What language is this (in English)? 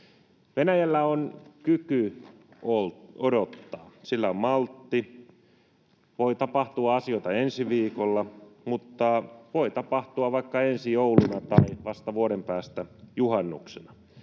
Finnish